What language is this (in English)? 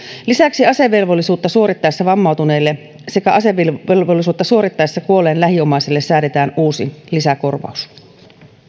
Finnish